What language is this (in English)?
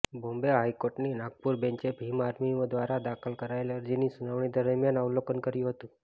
Gujarati